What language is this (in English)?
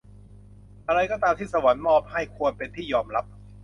Thai